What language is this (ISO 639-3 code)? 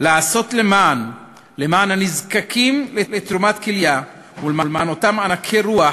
heb